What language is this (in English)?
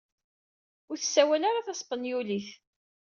Kabyle